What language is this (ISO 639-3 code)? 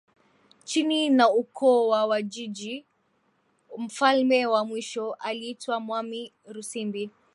swa